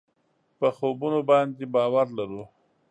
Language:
Pashto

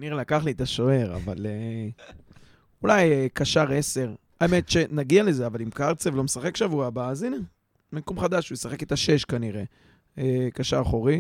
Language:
Hebrew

